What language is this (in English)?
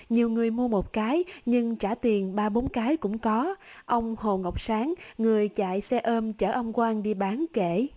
Vietnamese